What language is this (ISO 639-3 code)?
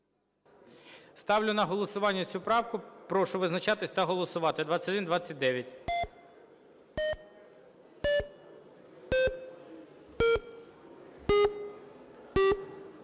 ukr